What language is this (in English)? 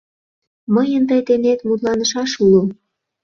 Mari